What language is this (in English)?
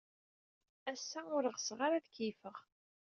Kabyle